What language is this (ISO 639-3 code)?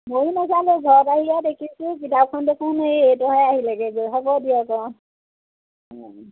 asm